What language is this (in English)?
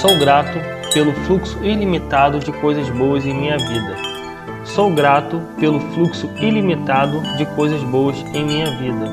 Portuguese